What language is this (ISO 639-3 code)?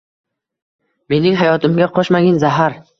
uzb